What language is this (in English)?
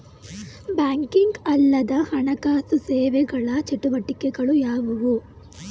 Kannada